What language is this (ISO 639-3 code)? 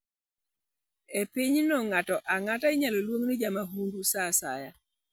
luo